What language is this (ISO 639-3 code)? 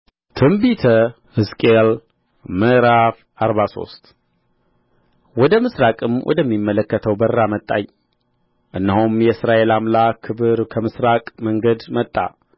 amh